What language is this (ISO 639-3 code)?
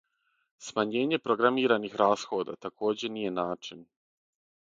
srp